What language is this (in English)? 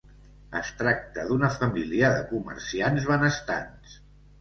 Catalan